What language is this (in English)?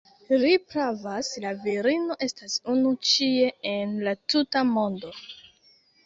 Esperanto